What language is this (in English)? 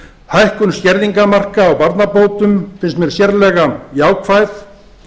Icelandic